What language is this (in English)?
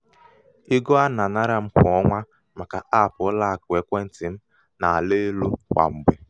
Igbo